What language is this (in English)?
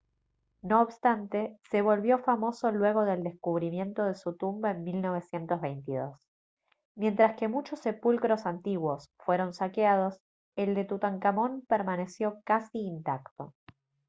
Spanish